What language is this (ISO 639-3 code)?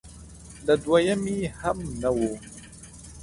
pus